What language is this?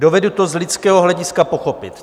Czech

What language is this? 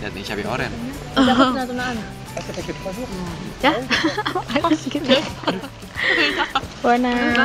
Indonesian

